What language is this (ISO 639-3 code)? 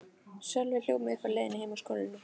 isl